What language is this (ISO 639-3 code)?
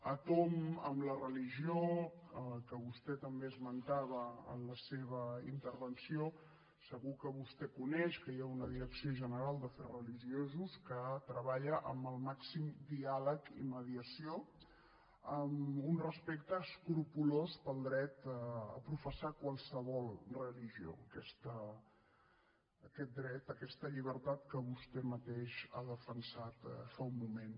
cat